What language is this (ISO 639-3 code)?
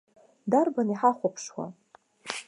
abk